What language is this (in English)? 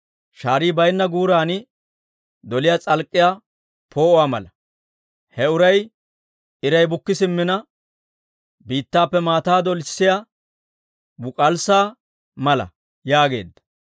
Dawro